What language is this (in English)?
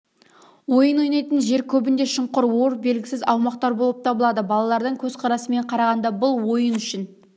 Kazakh